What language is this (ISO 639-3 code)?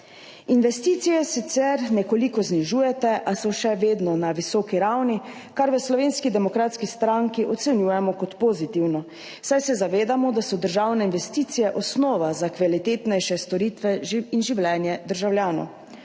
slv